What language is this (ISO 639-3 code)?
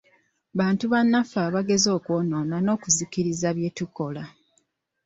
lug